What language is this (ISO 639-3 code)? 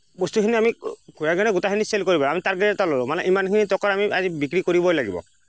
asm